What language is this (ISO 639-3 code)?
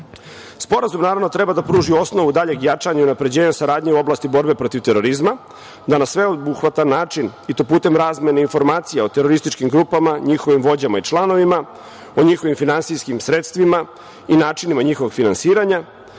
srp